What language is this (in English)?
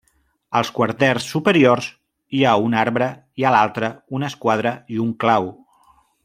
Catalan